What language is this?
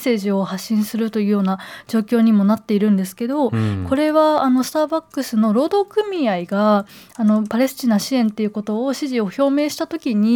Japanese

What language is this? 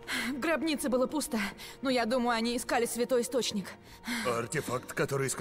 Russian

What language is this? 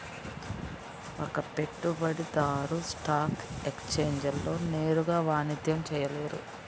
Telugu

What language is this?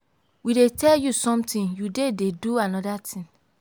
Nigerian Pidgin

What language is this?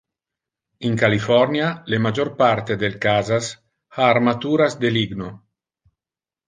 Interlingua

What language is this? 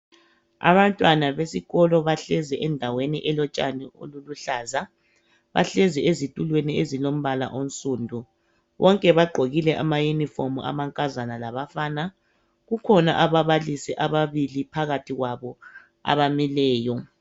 North Ndebele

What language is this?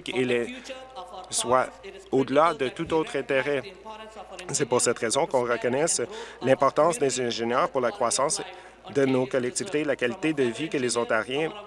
French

